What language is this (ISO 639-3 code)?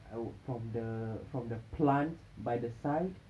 eng